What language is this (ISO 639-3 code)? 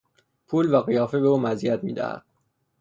fas